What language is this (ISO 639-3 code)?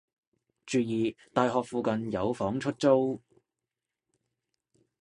yue